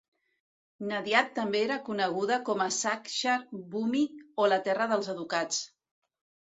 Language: Catalan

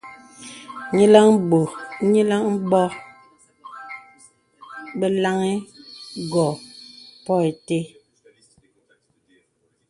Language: Bebele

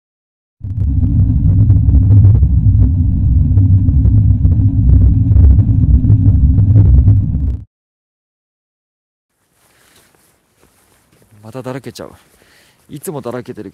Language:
Japanese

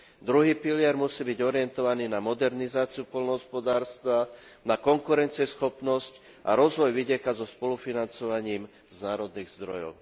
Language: Slovak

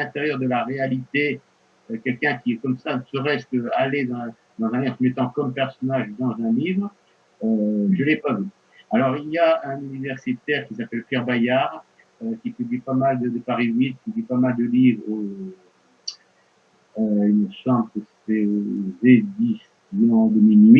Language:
French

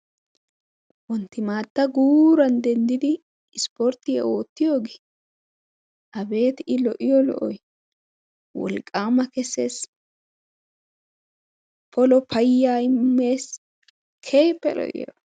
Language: Wolaytta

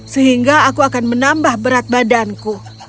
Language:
Indonesian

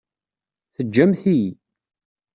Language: Kabyle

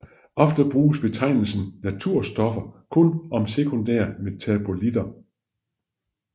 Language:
Danish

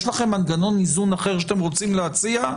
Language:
Hebrew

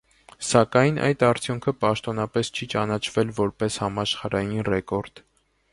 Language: Armenian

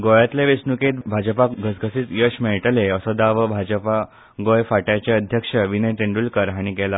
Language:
Konkani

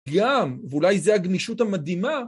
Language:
Hebrew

